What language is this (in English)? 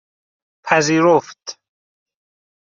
Persian